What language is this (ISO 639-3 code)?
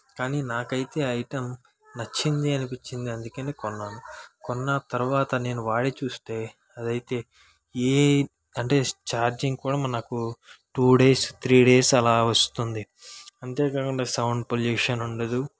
tel